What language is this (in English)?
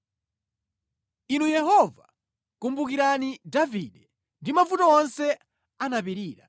Nyanja